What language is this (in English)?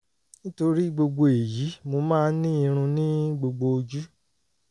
Yoruba